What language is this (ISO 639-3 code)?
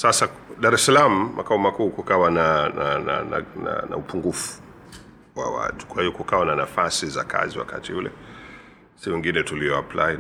swa